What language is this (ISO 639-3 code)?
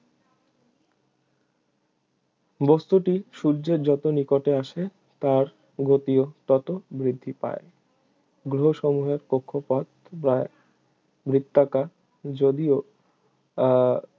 ben